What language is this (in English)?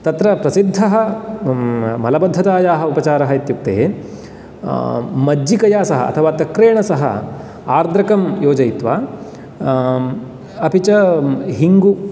Sanskrit